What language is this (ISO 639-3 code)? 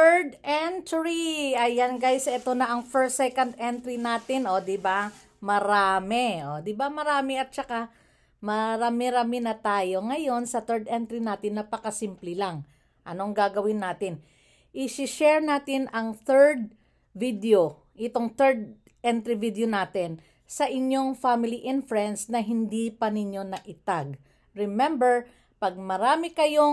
fil